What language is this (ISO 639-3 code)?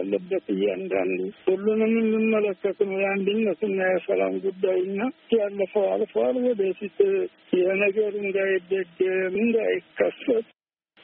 amh